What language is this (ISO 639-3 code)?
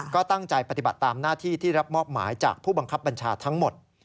tha